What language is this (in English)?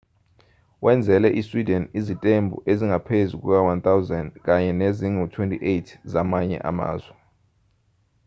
Zulu